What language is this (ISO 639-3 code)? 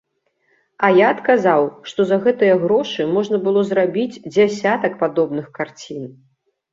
bel